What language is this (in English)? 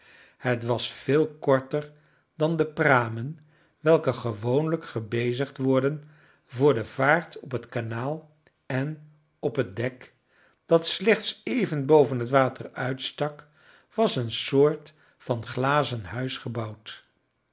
Dutch